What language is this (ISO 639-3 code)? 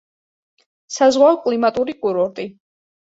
kat